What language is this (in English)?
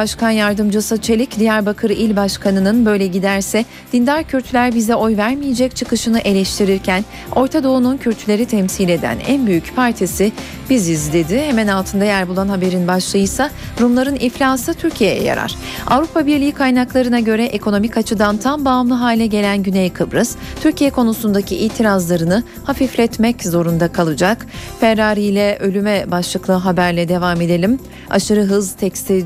Turkish